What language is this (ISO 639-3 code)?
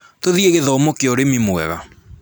kik